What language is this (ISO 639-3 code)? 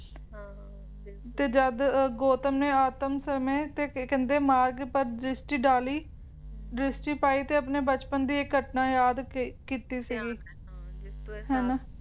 pan